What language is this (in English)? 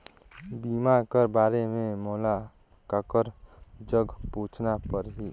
Chhattisgarhi